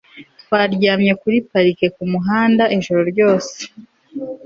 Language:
Kinyarwanda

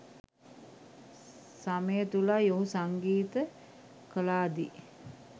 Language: Sinhala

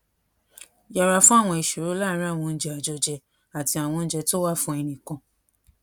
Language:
Yoruba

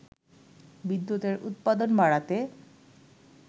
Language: Bangla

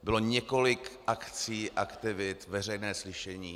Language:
Czech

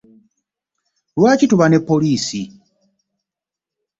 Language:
Ganda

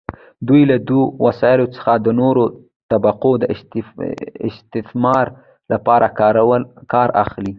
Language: Pashto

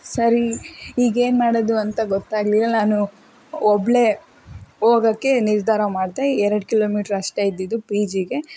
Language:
Kannada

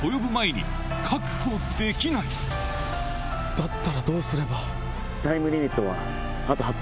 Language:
Japanese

